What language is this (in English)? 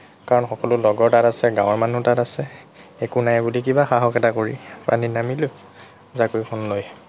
Assamese